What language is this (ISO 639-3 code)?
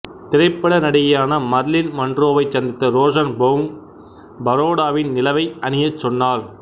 tam